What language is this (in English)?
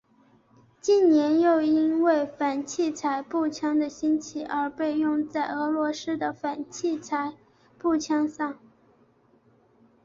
Chinese